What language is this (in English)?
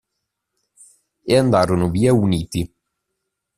Italian